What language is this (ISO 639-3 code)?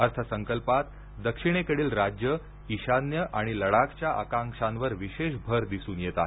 mar